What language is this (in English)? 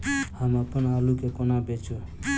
Maithili